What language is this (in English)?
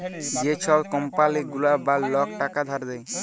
Bangla